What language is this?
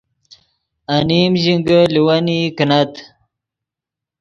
Yidgha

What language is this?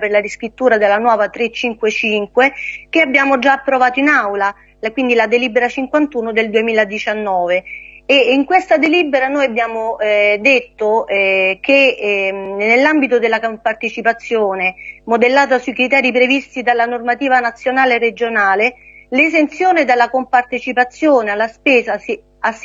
Italian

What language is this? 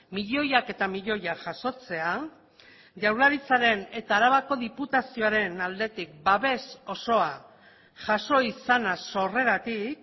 Basque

